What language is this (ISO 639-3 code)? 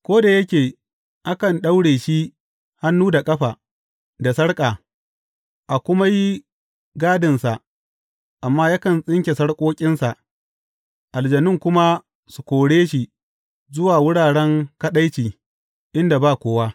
hau